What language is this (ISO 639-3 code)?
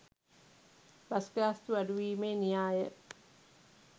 sin